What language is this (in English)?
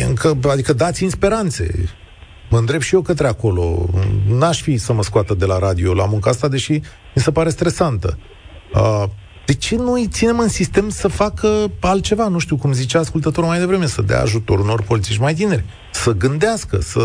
Romanian